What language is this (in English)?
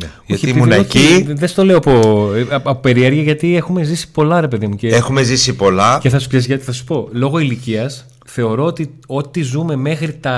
Greek